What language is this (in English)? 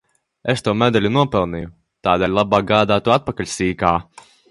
Latvian